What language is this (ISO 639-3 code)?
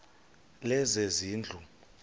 xho